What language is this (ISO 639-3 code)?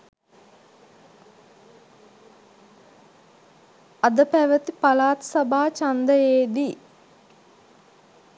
sin